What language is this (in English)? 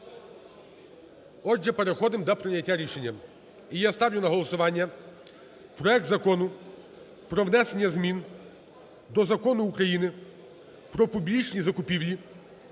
Ukrainian